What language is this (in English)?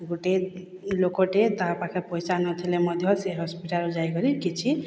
Odia